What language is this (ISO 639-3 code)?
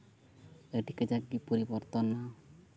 sat